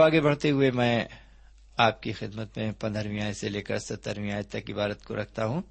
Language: Urdu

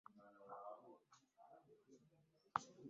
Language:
Ganda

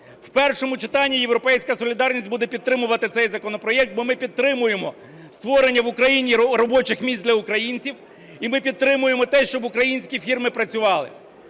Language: Ukrainian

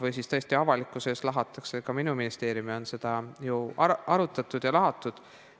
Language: Estonian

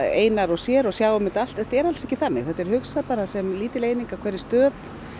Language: Icelandic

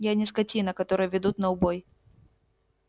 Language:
Russian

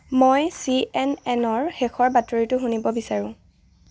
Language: Assamese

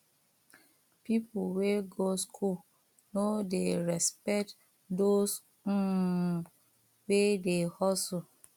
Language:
Nigerian Pidgin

